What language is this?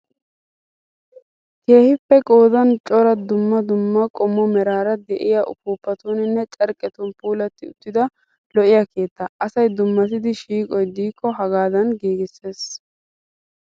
Wolaytta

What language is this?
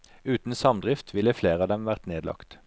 Norwegian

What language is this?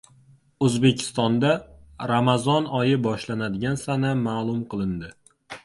Uzbek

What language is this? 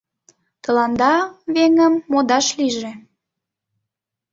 Mari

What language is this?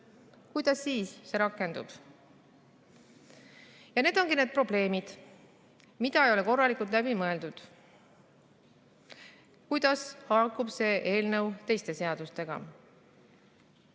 Estonian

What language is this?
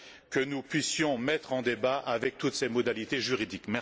French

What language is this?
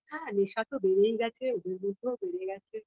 Bangla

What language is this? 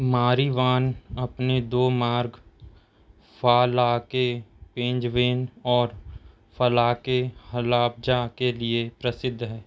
Hindi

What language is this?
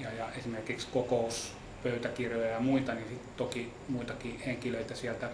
Finnish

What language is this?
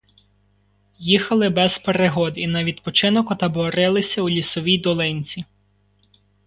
Ukrainian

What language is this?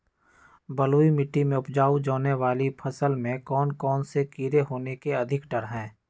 Magahi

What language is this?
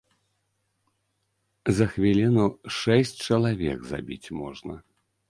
Belarusian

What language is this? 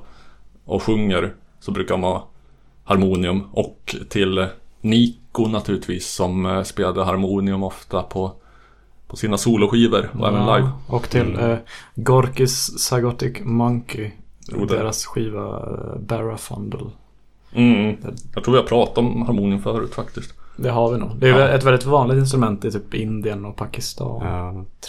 Swedish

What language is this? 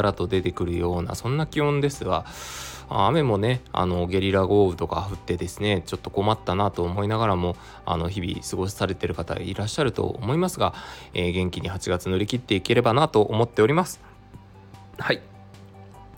Japanese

